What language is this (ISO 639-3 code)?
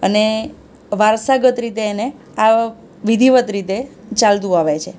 guj